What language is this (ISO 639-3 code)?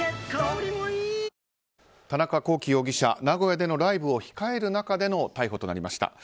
jpn